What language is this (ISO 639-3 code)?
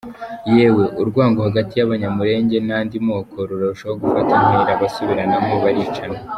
kin